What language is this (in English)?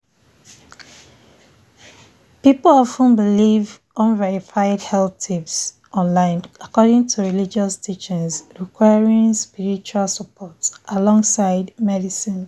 Nigerian Pidgin